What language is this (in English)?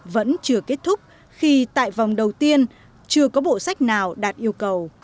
Vietnamese